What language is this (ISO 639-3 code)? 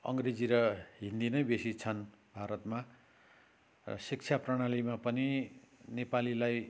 nep